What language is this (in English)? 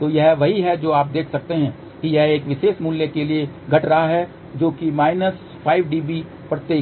Hindi